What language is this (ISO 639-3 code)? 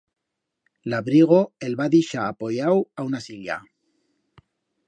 arg